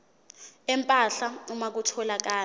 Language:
Zulu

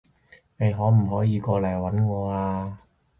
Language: Cantonese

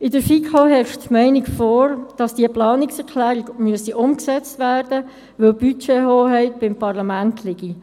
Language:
Swiss German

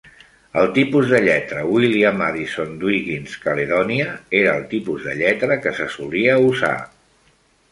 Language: Catalan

